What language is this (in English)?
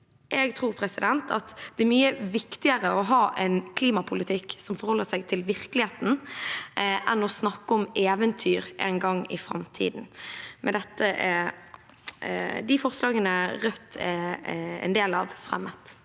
Norwegian